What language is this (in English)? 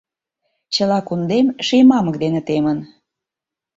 Mari